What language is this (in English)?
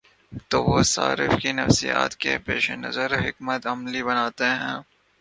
Urdu